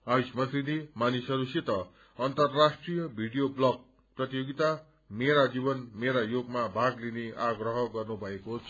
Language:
Nepali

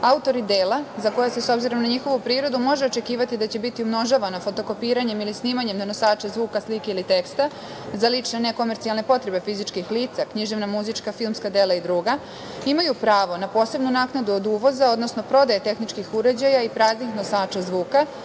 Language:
Serbian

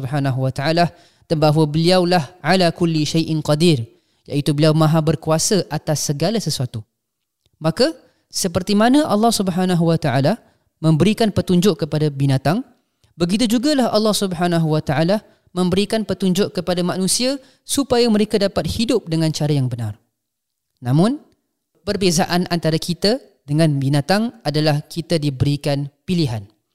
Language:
Malay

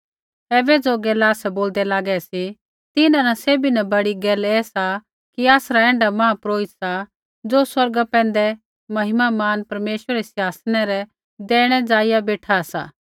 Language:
Kullu Pahari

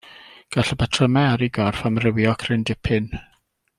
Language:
Welsh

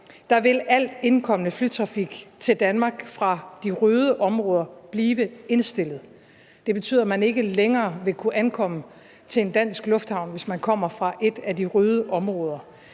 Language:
Danish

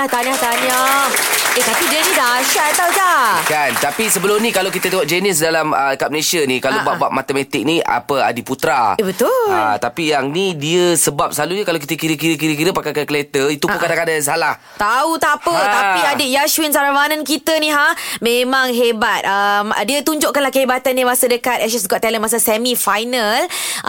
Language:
Malay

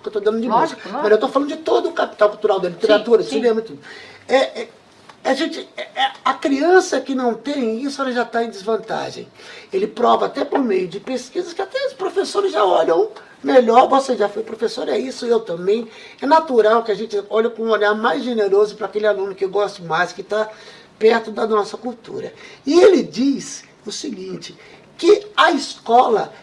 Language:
Portuguese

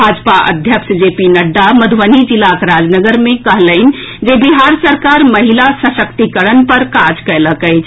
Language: Maithili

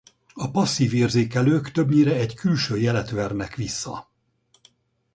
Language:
Hungarian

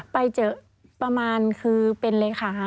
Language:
Thai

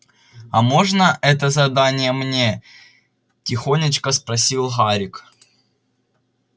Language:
Russian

